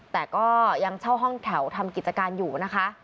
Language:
Thai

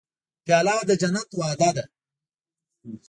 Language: Pashto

